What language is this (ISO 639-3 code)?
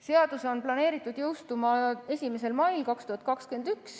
est